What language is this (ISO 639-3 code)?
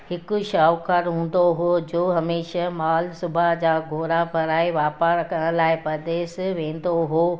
snd